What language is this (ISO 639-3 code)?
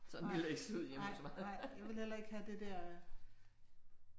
dan